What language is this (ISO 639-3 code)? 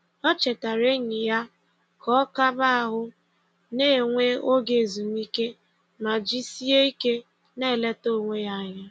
ibo